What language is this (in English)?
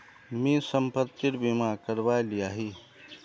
Magahi